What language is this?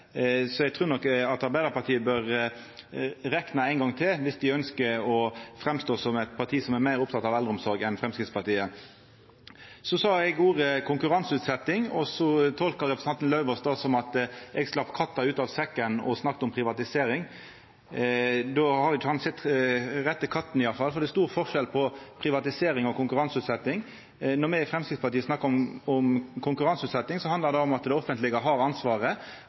Norwegian Nynorsk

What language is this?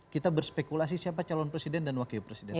Indonesian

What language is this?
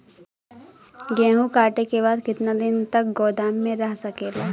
Bhojpuri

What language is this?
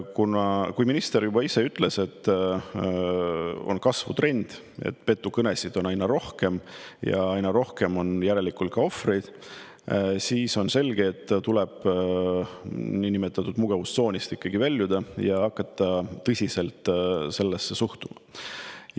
Estonian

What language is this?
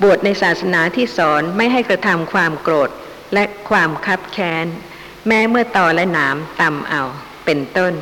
Thai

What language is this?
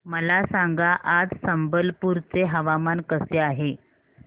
Marathi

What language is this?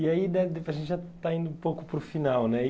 Portuguese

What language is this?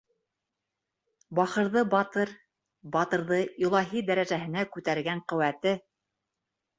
Bashkir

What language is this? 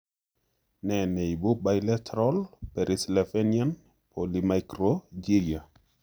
Kalenjin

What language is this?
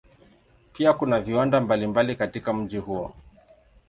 Swahili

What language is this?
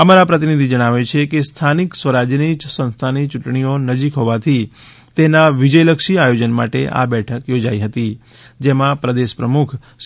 Gujarati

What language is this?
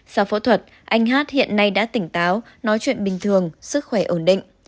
Vietnamese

